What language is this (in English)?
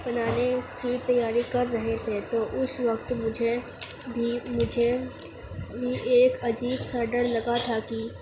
Urdu